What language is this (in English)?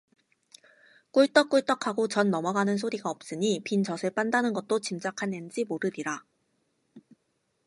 Korean